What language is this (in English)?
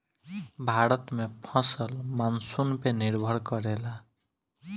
Bhojpuri